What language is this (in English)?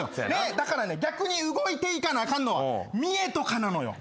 Japanese